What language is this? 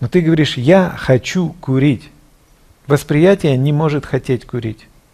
Russian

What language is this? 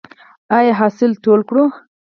Pashto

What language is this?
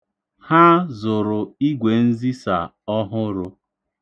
Igbo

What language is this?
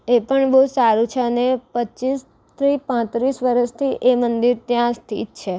Gujarati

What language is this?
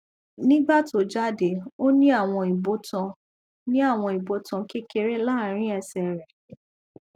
Yoruba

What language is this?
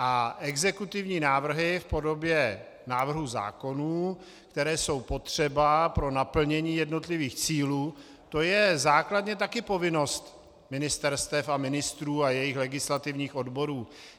Czech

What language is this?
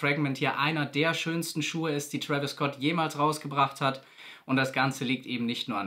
German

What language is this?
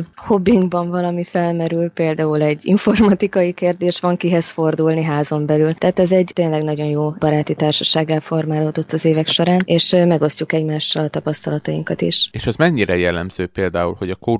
Hungarian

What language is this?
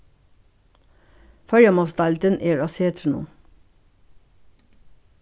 Faroese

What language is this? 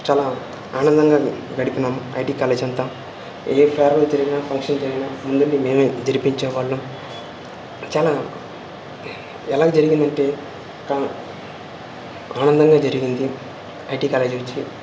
Telugu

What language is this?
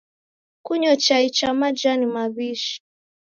Taita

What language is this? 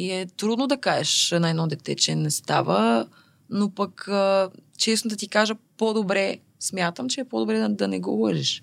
Bulgarian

